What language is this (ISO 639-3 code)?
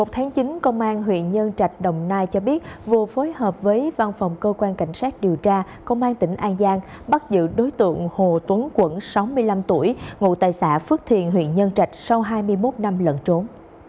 vie